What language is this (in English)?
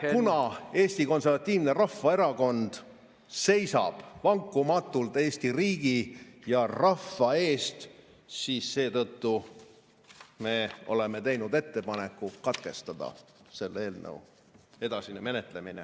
Estonian